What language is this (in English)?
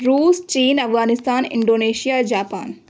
Urdu